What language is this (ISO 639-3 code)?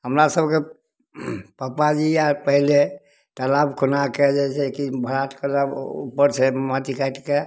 mai